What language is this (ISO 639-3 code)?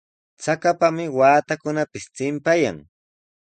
qws